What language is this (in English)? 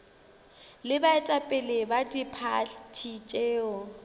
Northern Sotho